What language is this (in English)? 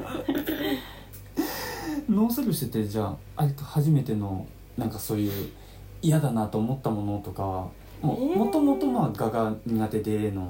Japanese